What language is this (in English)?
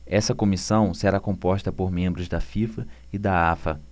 Portuguese